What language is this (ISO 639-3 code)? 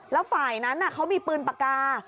tha